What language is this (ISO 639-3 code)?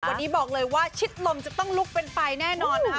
tha